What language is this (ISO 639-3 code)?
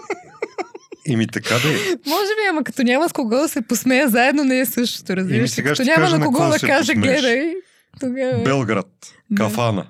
bul